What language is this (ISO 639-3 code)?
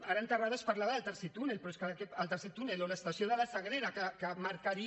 cat